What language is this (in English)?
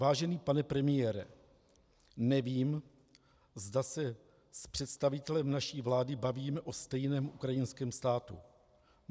Czech